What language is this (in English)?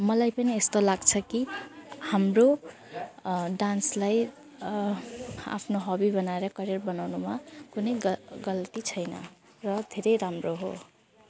Nepali